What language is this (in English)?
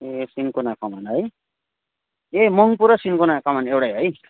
Nepali